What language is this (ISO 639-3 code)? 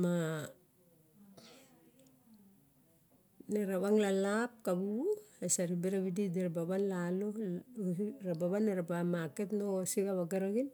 bjk